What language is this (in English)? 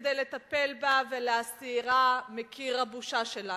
Hebrew